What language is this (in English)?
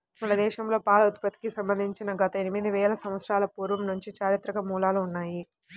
Telugu